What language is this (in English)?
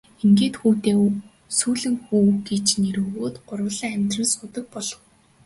Mongolian